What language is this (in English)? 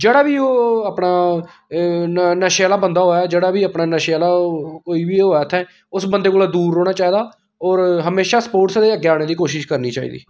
Dogri